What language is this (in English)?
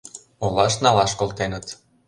Mari